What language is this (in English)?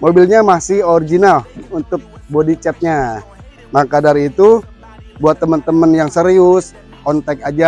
Indonesian